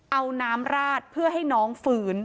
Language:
Thai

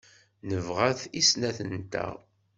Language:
Kabyle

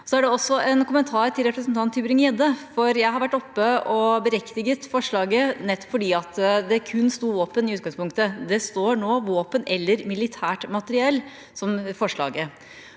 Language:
Norwegian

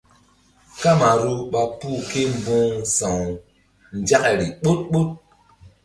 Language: Mbum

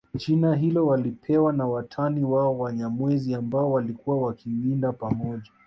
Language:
Swahili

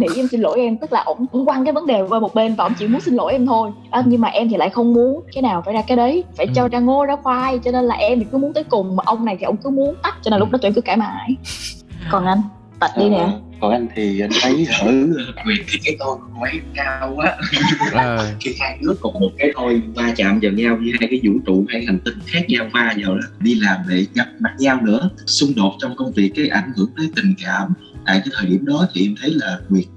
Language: Vietnamese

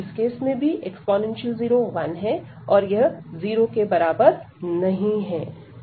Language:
Hindi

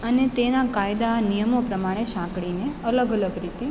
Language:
Gujarati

